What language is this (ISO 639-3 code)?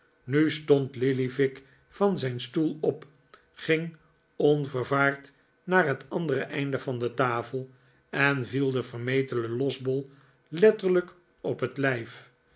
nld